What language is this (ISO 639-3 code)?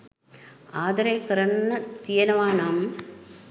sin